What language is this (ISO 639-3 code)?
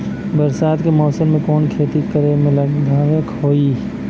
bho